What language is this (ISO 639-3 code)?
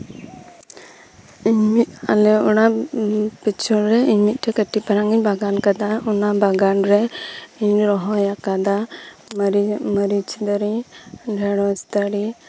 sat